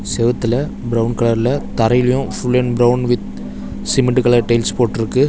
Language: Tamil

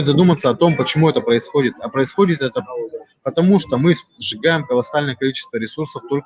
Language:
Russian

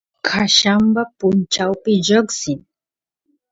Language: Santiago del Estero Quichua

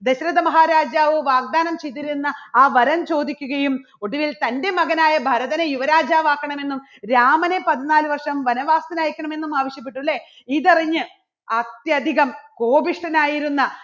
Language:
Malayalam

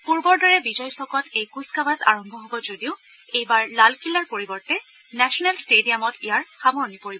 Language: Assamese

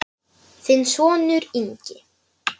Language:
Icelandic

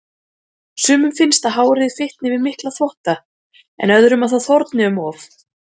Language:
Icelandic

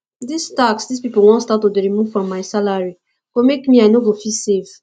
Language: Nigerian Pidgin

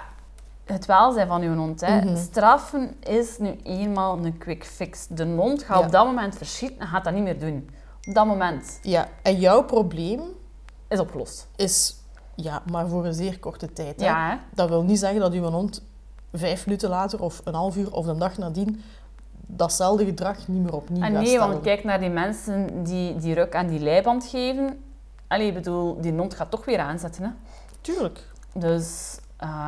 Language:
Dutch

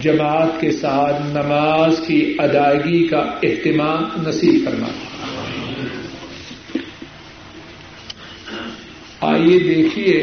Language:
Urdu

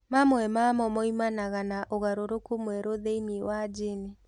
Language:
Kikuyu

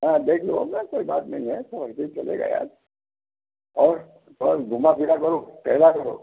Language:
Hindi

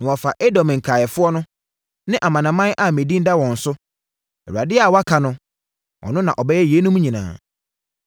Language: Akan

